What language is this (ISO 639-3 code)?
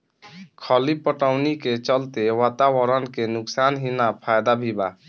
bho